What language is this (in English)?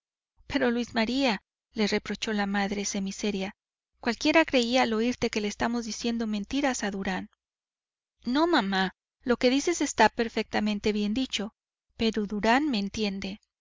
Spanish